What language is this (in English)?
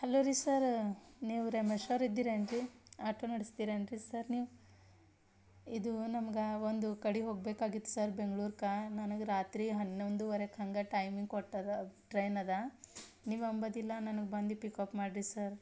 Kannada